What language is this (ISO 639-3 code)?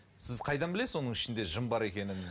kaz